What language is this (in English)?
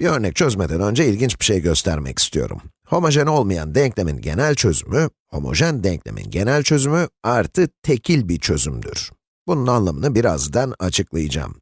Turkish